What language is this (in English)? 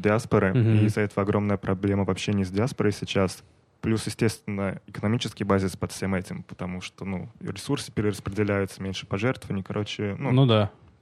Russian